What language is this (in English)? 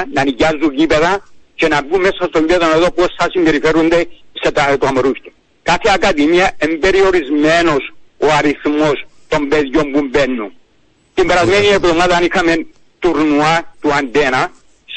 Greek